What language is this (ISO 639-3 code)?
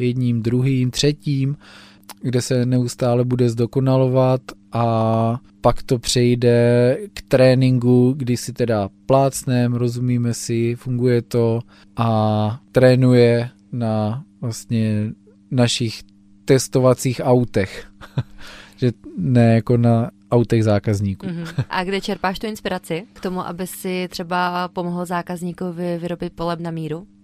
ces